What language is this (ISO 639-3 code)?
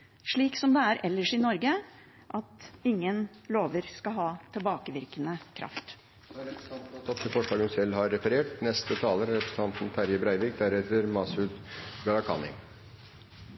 nor